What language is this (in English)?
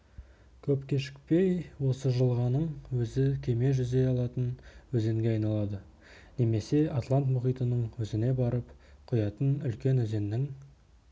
Kazakh